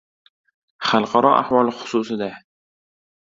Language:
Uzbek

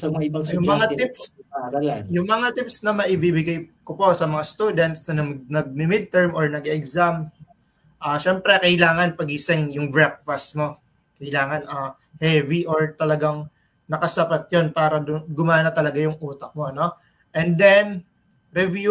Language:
Filipino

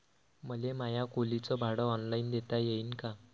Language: Marathi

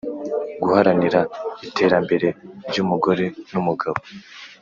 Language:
Kinyarwanda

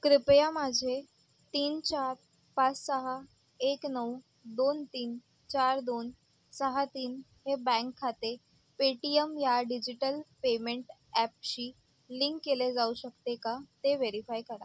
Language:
Marathi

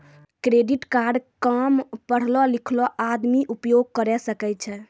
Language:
Maithili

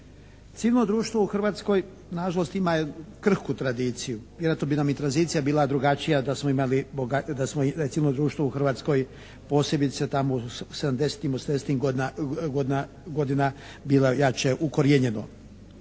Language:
Croatian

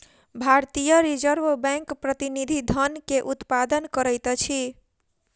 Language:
Maithili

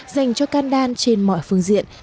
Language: Vietnamese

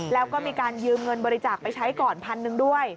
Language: Thai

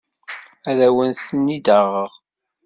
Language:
Kabyle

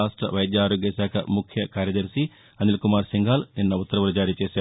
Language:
Telugu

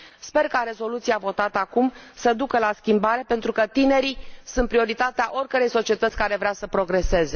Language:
Romanian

